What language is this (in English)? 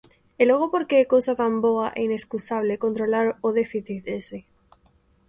Galician